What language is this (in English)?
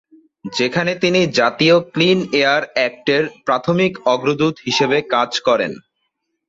Bangla